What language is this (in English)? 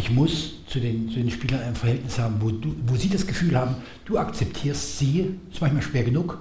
German